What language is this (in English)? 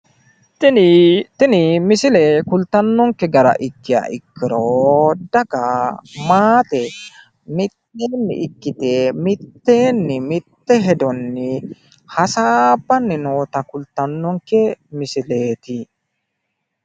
Sidamo